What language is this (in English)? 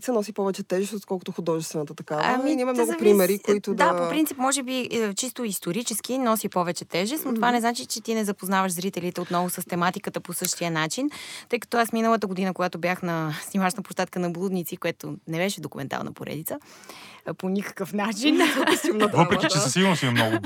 Bulgarian